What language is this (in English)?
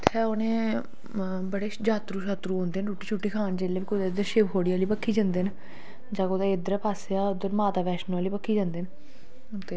Dogri